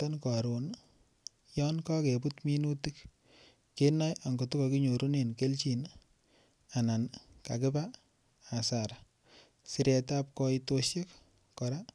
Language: Kalenjin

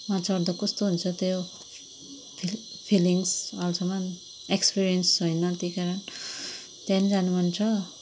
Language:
Nepali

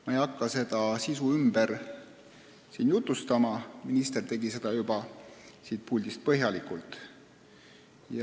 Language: Estonian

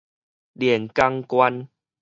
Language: Min Nan Chinese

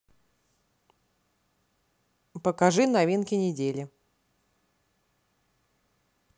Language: Russian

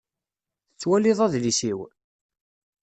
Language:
Kabyle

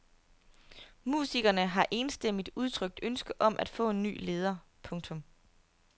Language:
Danish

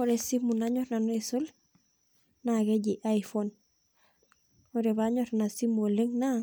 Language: Masai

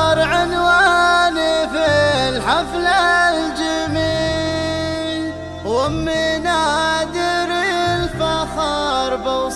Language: Arabic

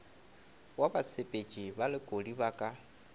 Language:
Northern Sotho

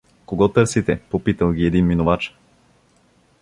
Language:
Bulgarian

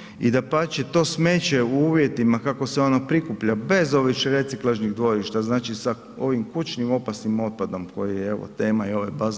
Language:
Croatian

